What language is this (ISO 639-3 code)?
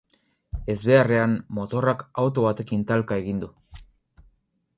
eus